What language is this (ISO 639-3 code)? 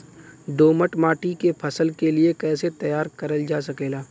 bho